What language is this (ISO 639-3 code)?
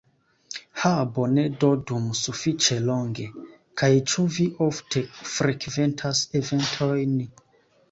epo